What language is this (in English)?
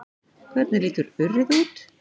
Icelandic